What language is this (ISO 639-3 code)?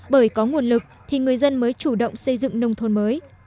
vie